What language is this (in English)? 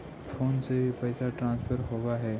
Magahi